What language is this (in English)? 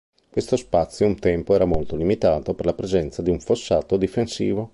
Italian